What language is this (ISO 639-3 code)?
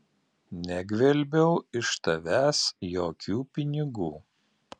lit